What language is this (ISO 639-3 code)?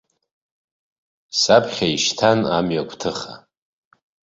abk